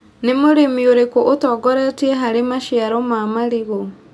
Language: Kikuyu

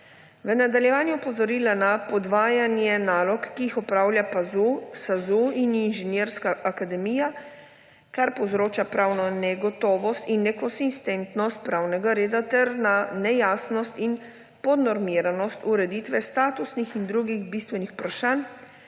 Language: Slovenian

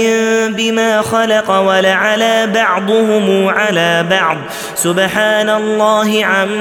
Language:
Arabic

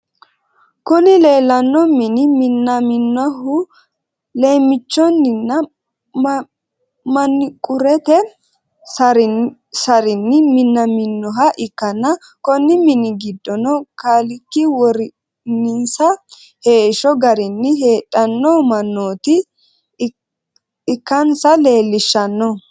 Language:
Sidamo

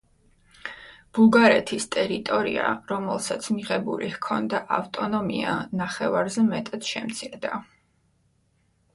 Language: Georgian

